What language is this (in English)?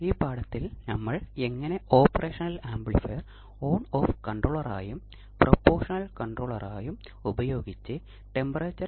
Malayalam